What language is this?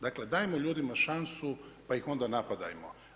Croatian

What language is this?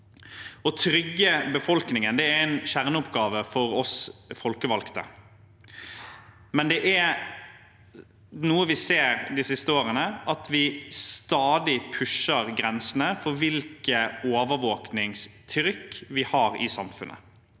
Norwegian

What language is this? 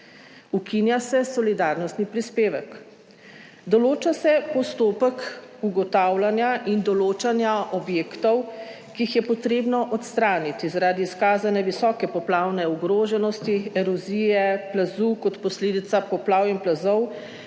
Slovenian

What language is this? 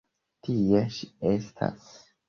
Esperanto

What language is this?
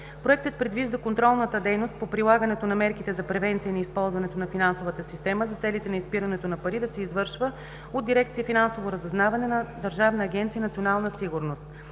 Bulgarian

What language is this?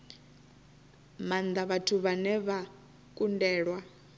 Venda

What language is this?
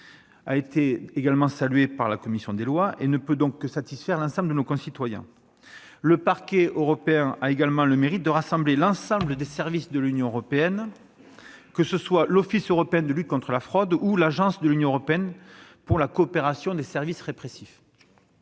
French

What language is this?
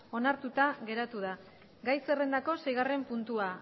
Basque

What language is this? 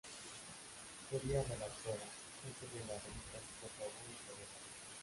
Spanish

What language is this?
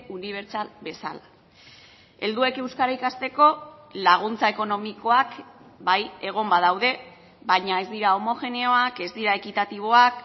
Basque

